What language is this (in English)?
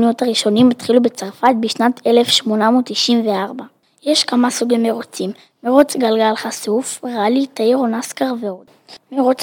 Hebrew